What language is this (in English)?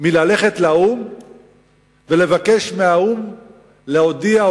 Hebrew